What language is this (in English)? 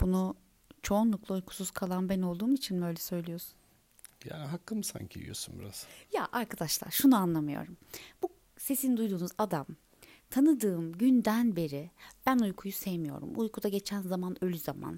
Turkish